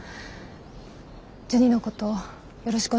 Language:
Japanese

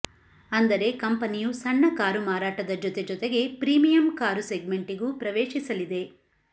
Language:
Kannada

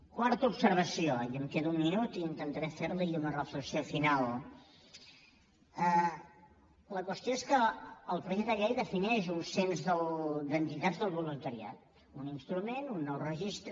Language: Catalan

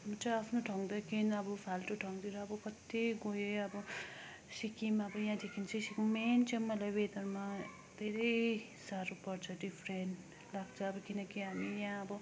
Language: Nepali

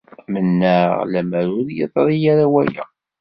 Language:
Kabyle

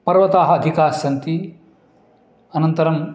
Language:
Sanskrit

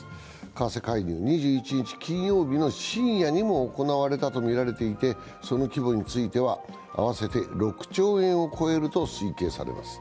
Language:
Japanese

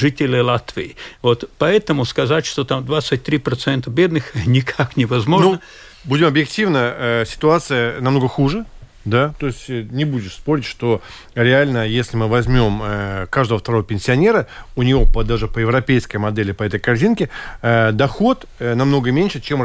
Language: Russian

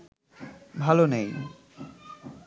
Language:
Bangla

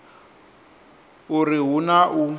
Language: Venda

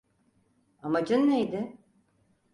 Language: Turkish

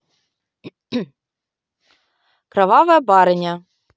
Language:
Russian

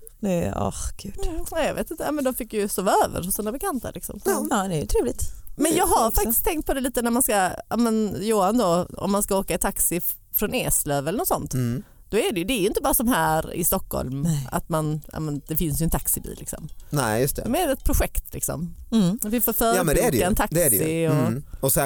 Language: Swedish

